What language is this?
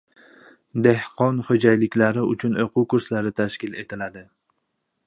Uzbek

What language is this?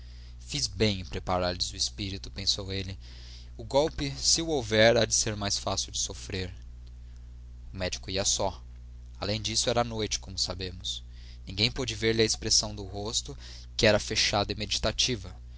Portuguese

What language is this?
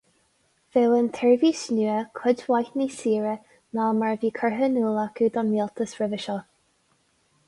Irish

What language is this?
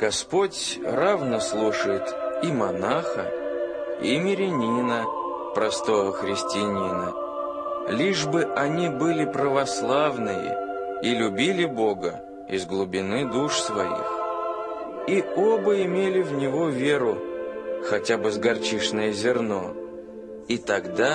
Russian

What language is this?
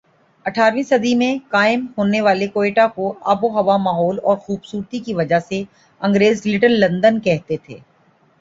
Urdu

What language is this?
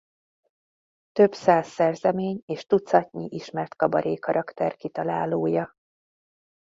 Hungarian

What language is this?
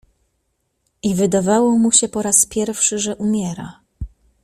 Polish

